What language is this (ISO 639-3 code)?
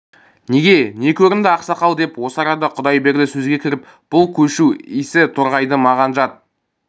kaz